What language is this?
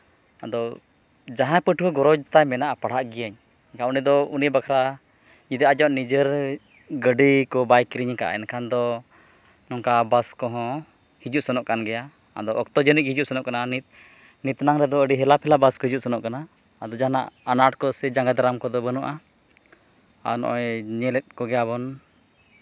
Santali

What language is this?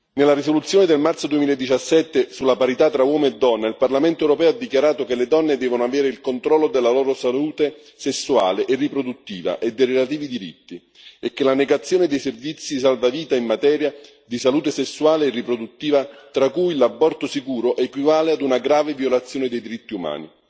Italian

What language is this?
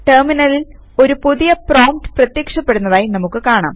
Malayalam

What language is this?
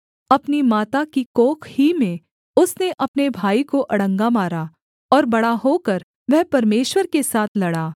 Hindi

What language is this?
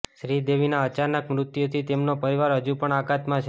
Gujarati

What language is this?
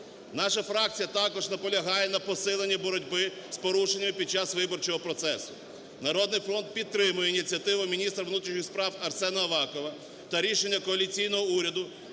Ukrainian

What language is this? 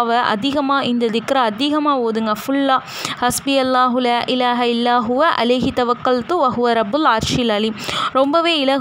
Arabic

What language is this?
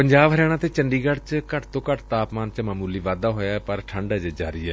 Punjabi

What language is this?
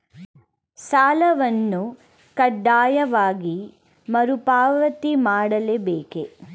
Kannada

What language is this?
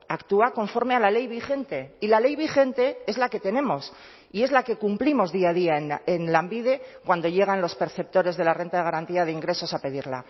Spanish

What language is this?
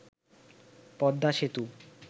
Bangla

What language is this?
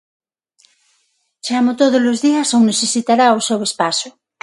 Galician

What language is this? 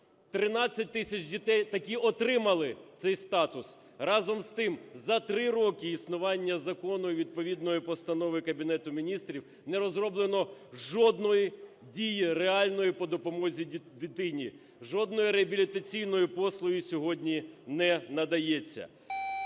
Ukrainian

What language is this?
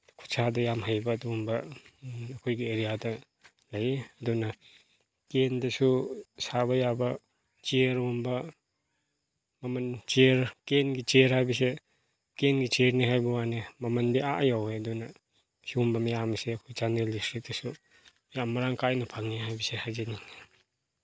Manipuri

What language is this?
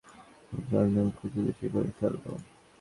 Bangla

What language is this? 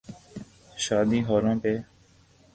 Urdu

